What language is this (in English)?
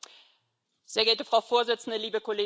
German